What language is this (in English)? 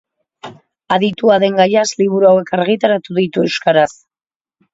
Basque